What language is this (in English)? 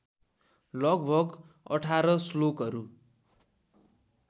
Nepali